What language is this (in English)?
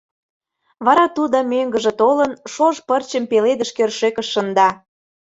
Mari